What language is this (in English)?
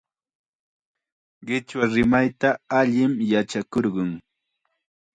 Chiquián Ancash Quechua